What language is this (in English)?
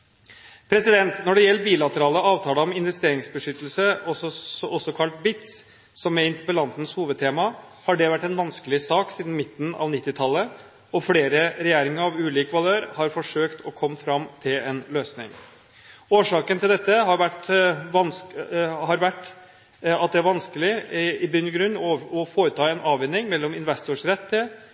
Norwegian Bokmål